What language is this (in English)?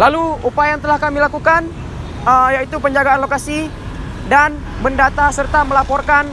Indonesian